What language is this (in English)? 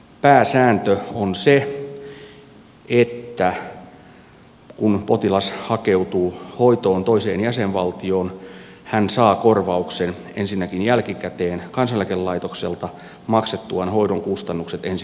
Finnish